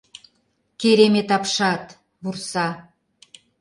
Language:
Mari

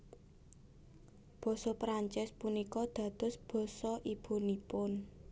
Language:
Javanese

